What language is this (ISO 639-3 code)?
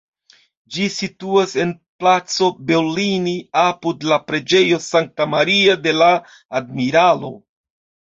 epo